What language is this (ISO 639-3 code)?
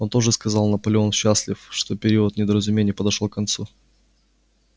rus